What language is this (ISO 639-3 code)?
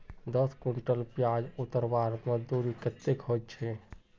mag